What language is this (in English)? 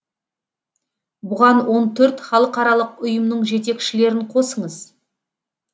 Kazakh